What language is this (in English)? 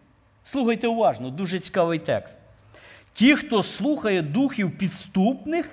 Ukrainian